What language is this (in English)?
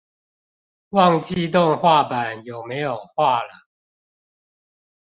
Chinese